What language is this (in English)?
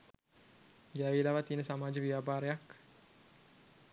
Sinhala